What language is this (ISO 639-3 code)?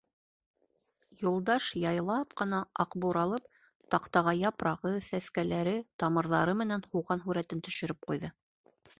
bak